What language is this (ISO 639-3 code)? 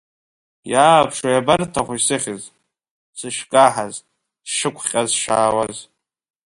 abk